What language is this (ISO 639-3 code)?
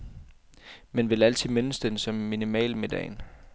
dan